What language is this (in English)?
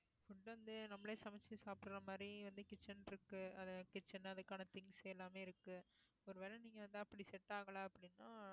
Tamil